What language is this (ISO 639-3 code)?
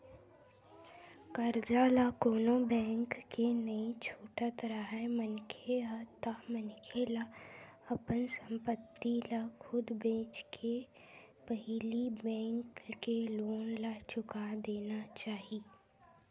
hne